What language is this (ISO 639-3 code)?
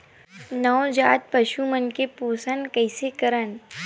hne